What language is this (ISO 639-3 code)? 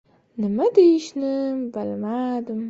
uzb